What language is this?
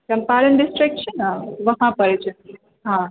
Maithili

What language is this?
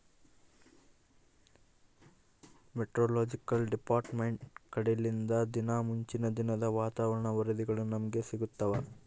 Kannada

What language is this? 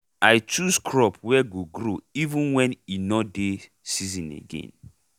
Nigerian Pidgin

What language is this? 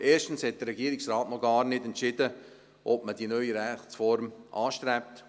Swiss German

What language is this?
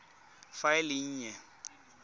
Tswana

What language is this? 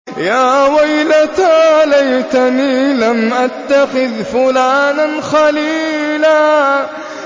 Arabic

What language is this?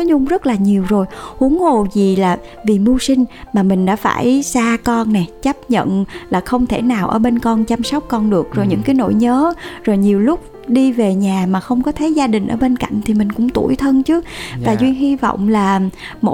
Vietnamese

